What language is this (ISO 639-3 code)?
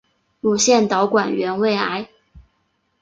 zho